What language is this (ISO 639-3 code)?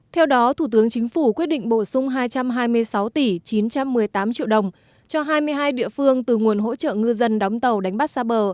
vie